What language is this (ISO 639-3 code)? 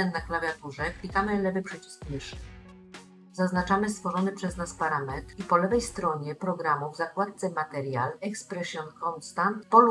pol